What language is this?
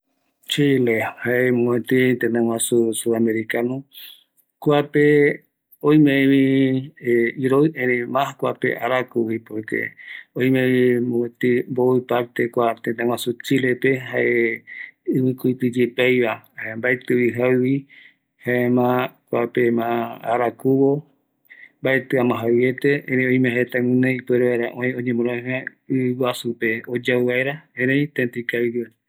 Eastern Bolivian Guaraní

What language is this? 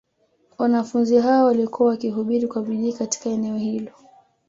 Swahili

